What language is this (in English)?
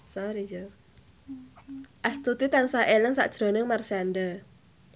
Javanese